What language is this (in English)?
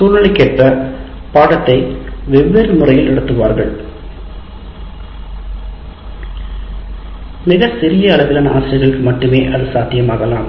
Tamil